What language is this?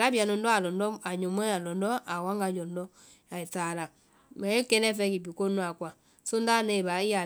Vai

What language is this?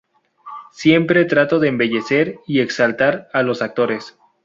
Spanish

